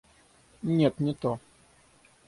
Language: Russian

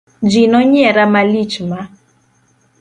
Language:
Luo (Kenya and Tanzania)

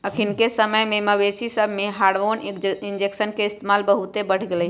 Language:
Magahi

